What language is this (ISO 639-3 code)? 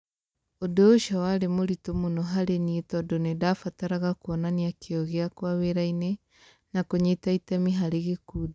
kik